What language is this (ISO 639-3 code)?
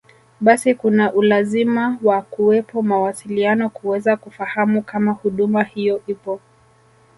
swa